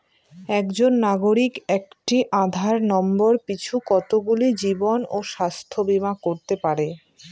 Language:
Bangla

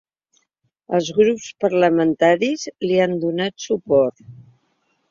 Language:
Catalan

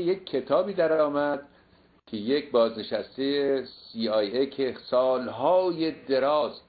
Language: Persian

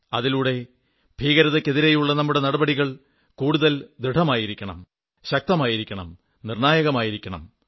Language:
Malayalam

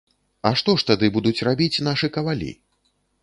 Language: Belarusian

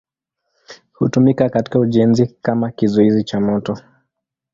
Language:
Swahili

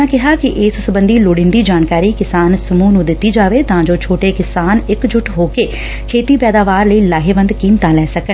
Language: Punjabi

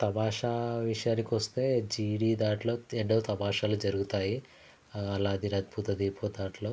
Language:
Telugu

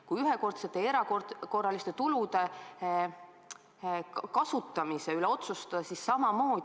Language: Estonian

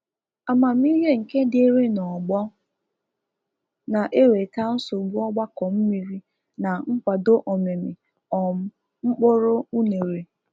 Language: Igbo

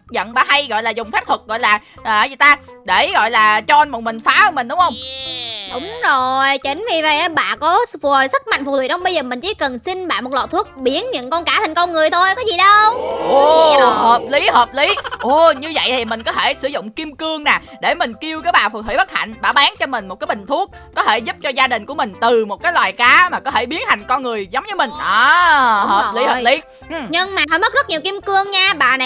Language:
Vietnamese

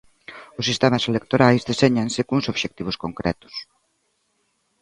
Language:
Galician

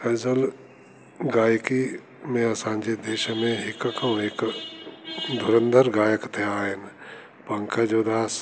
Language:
Sindhi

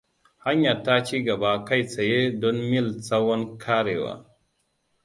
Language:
Hausa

